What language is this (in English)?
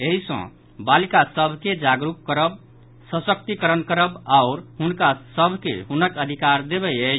Maithili